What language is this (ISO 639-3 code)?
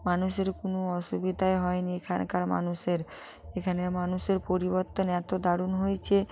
ben